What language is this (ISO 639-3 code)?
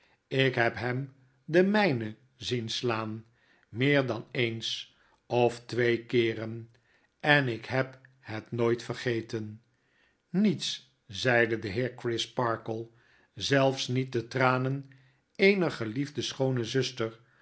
nld